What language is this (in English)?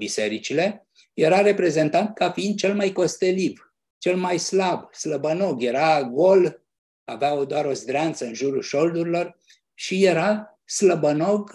Romanian